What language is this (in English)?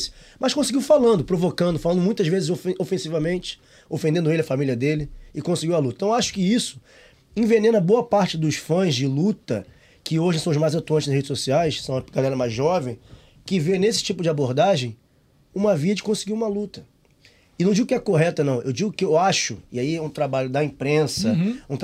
Portuguese